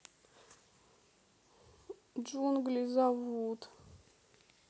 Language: Russian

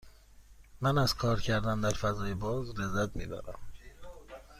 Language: Persian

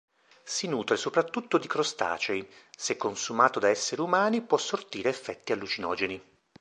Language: Italian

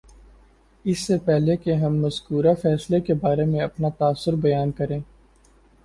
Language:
Urdu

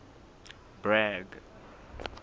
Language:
Southern Sotho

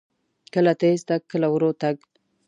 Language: Pashto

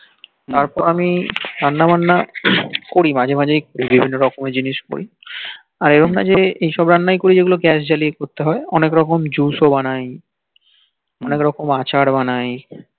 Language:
Bangla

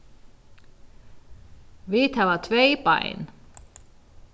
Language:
Faroese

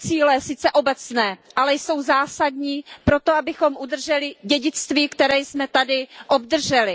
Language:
Czech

